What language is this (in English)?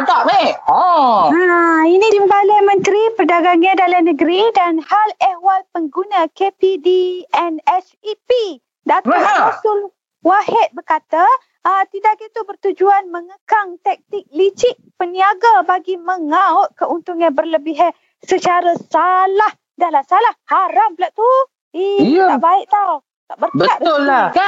Malay